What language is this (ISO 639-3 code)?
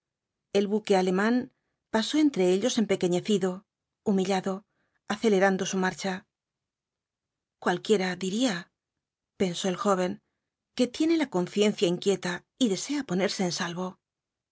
spa